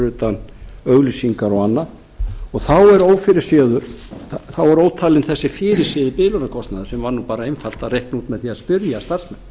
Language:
Icelandic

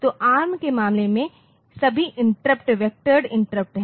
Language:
Hindi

